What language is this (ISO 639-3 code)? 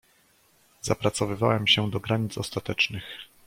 pol